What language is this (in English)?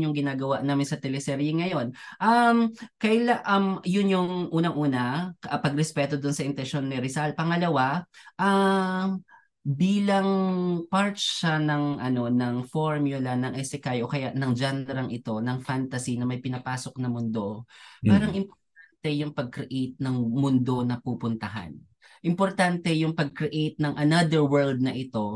Filipino